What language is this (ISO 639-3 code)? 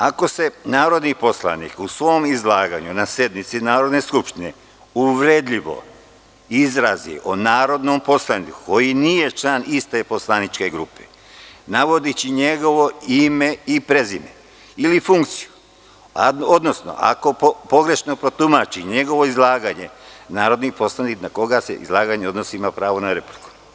srp